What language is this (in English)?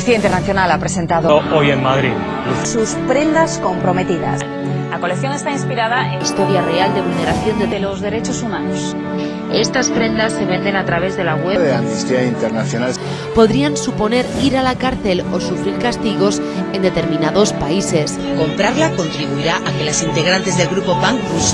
Spanish